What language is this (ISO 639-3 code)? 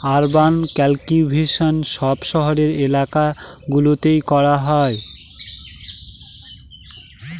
ben